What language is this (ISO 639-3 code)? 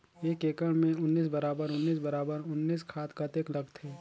hne